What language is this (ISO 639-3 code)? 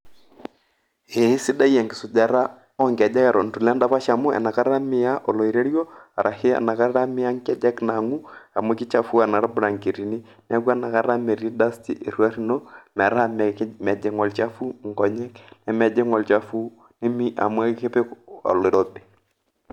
mas